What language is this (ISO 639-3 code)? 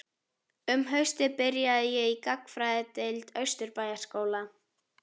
isl